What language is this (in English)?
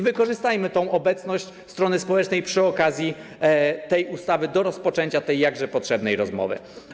Polish